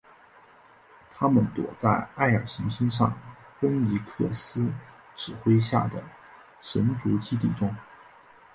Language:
Chinese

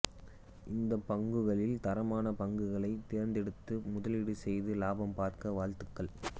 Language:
Tamil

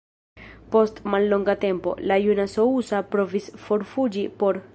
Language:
Esperanto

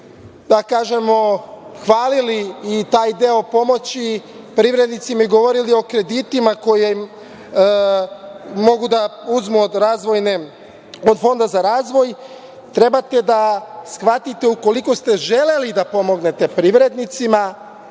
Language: Serbian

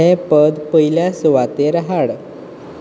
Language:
Konkani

